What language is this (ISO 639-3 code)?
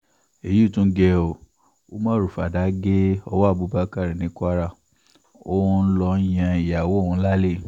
yor